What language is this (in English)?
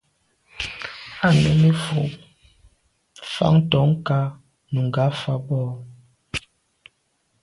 Medumba